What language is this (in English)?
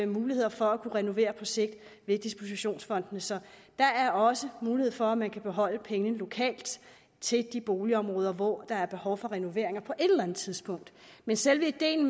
Danish